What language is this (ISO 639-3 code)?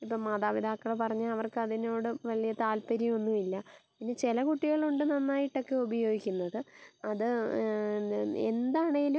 mal